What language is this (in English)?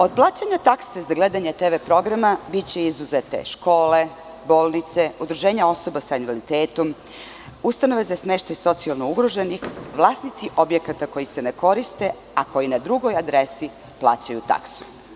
Serbian